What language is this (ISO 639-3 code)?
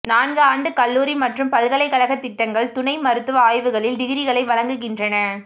tam